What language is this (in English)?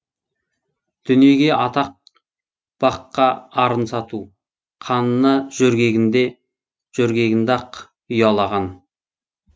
Kazakh